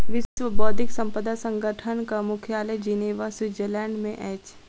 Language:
Maithili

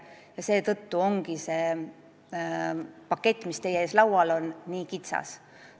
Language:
Estonian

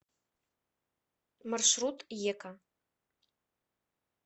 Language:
Russian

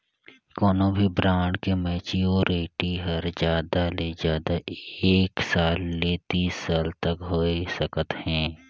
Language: Chhattisgarhi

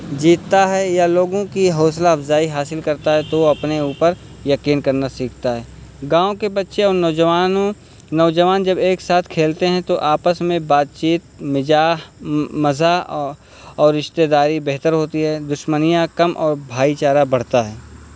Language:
Urdu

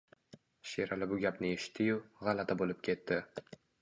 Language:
Uzbek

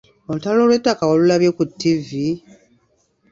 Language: Ganda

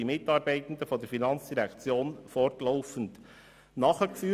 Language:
Swiss German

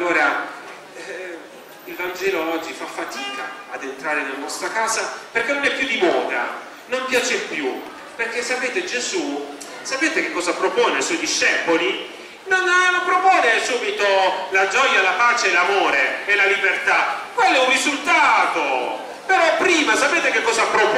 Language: Italian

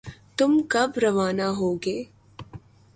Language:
Urdu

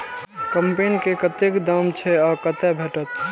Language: Maithili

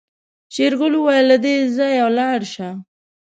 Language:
Pashto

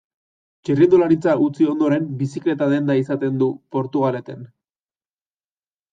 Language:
Basque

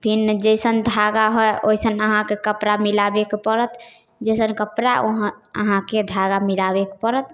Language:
Maithili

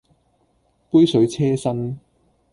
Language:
Cantonese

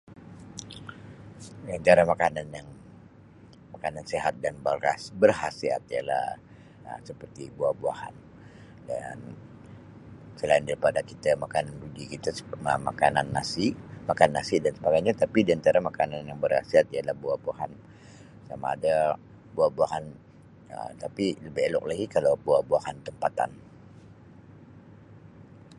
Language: Sabah Malay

